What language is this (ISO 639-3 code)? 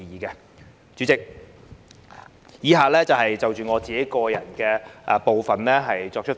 yue